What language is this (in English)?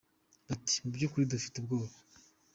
Kinyarwanda